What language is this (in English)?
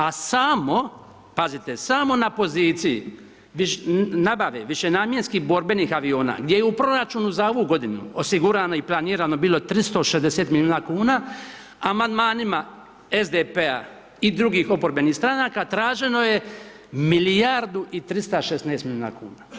Croatian